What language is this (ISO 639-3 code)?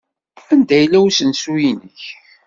kab